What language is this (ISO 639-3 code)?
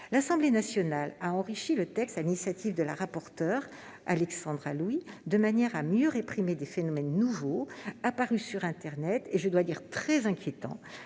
fra